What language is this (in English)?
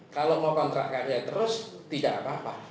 Indonesian